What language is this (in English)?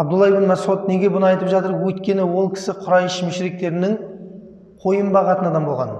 Turkish